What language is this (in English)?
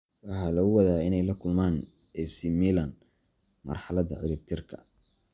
Somali